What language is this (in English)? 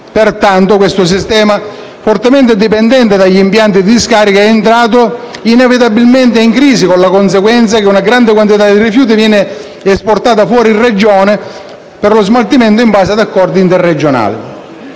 Italian